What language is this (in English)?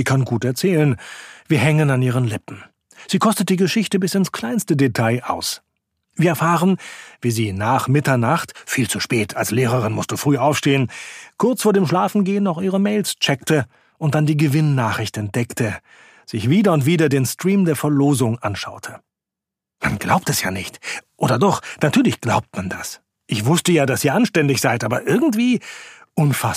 German